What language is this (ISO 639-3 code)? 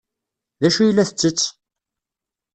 kab